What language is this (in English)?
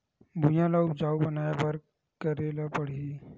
Chhattisgarhi